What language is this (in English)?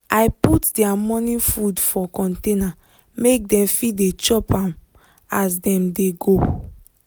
Nigerian Pidgin